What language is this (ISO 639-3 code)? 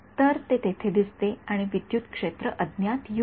mar